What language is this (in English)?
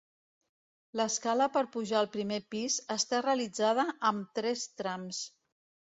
Catalan